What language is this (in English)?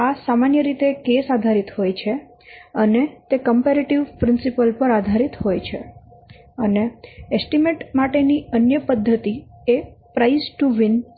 Gujarati